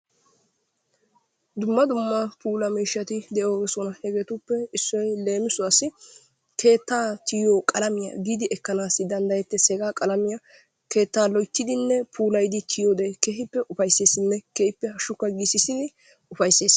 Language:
Wolaytta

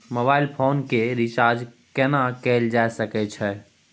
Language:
Maithili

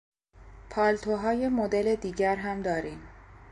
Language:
Persian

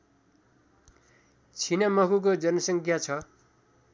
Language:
Nepali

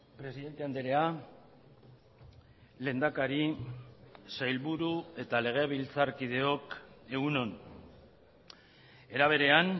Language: Basque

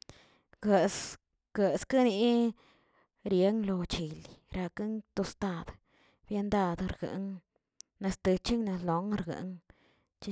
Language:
Tilquiapan Zapotec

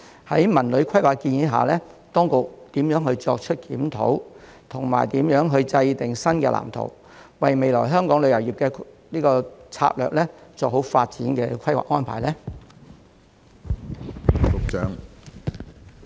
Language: Cantonese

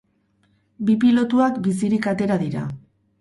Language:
Basque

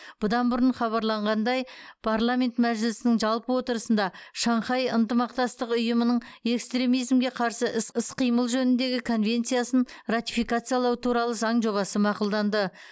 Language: Kazakh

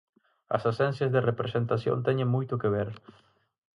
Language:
Galician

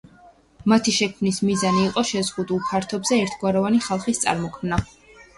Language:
Georgian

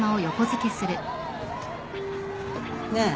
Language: Japanese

